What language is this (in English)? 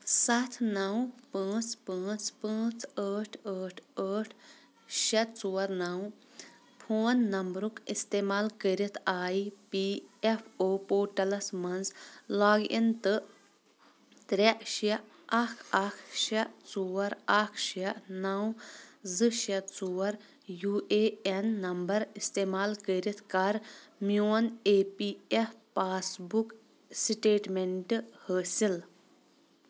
Kashmiri